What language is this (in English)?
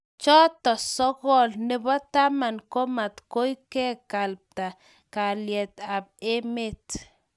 Kalenjin